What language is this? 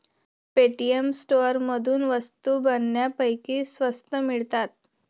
Marathi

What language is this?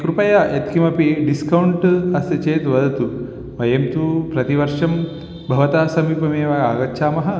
Sanskrit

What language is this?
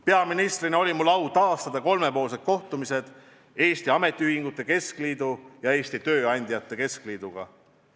Estonian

